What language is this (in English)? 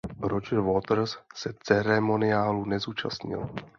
Czech